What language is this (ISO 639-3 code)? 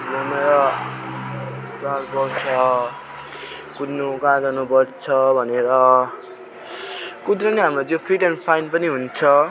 nep